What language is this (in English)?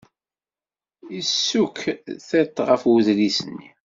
Kabyle